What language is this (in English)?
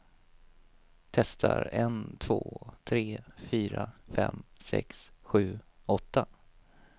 Swedish